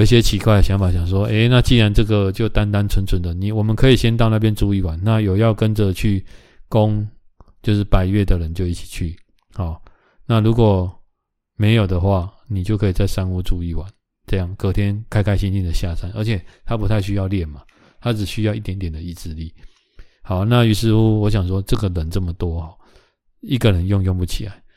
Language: Chinese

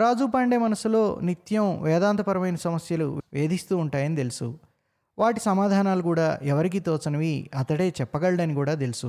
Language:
Telugu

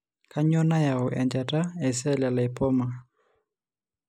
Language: Masai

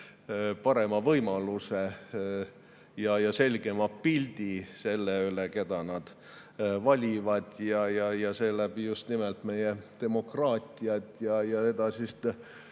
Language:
Estonian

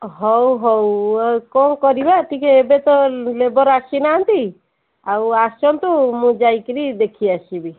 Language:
Odia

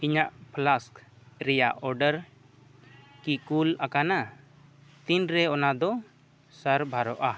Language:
Santali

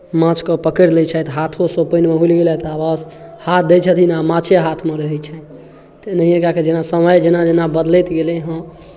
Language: Maithili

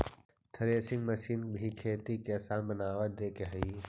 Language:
Magahi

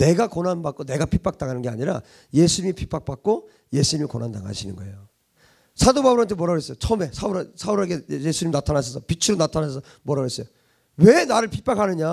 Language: Korean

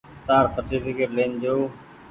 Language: Goaria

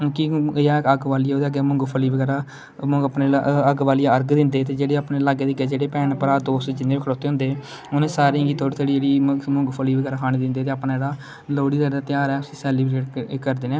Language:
Dogri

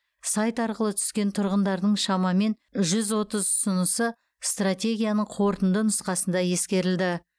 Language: Kazakh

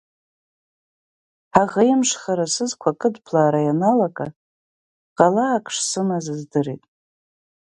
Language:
Abkhazian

